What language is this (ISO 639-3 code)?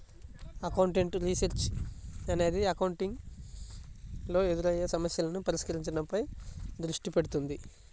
tel